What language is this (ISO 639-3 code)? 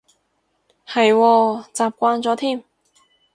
yue